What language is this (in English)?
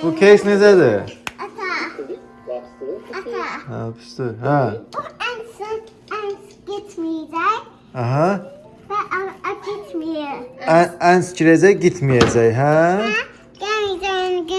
Turkish